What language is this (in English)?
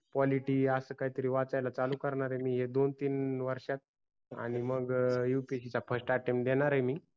Marathi